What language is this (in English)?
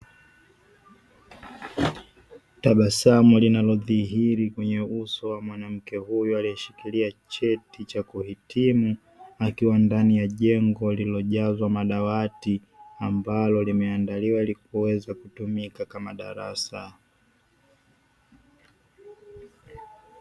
Swahili